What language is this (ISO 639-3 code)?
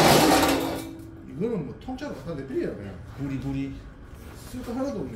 kor